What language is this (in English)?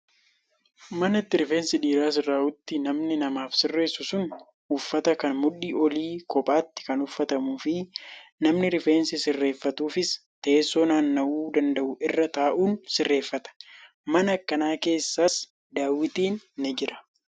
Oromo